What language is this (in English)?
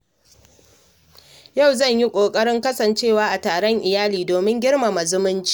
Hausa